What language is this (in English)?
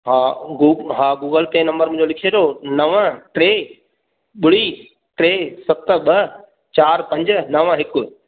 Sindhi